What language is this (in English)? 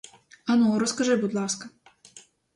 Ukrainian